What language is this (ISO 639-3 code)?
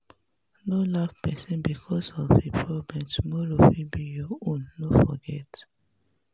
pcm